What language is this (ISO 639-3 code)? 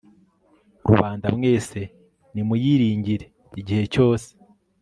kin